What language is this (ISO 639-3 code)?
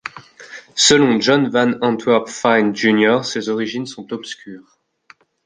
fra